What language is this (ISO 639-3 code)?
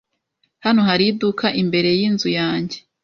kin